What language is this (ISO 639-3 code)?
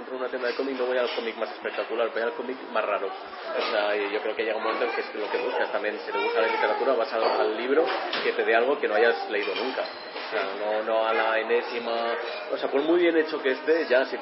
spa